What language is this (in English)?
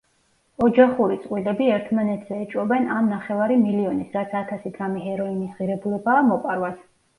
Georgian